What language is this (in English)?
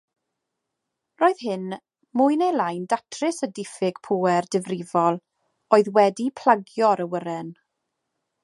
Welsh